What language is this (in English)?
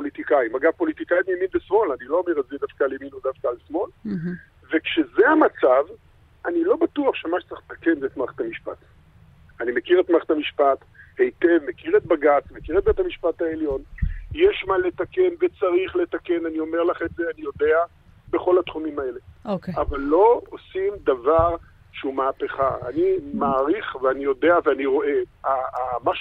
Hebrew